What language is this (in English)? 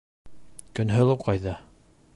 Bashkir